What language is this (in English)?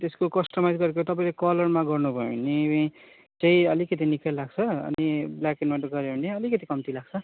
Nepali